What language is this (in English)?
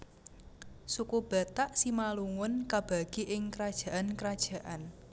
Javanese